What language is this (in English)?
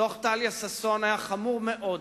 Hebrew